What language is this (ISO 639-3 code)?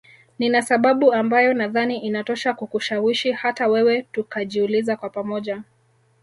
swa